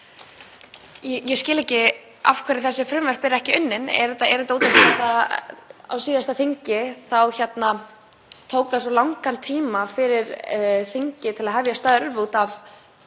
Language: Icelandic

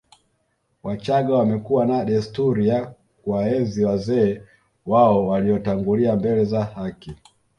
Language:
Swahili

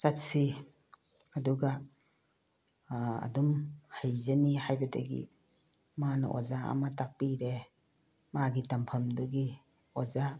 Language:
Manipuri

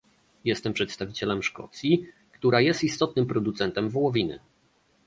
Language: Polish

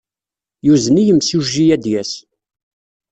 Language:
Kabyle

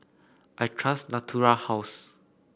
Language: English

